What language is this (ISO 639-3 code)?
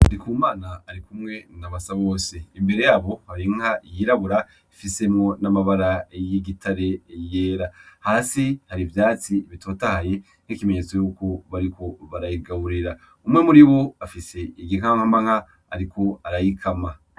run